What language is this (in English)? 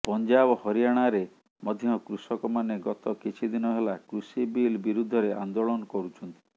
Odia